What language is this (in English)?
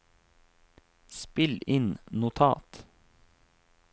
Norwegian